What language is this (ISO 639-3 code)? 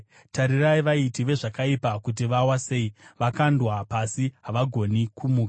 sna